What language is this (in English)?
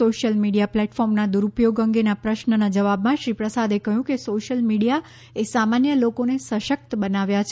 Gujarati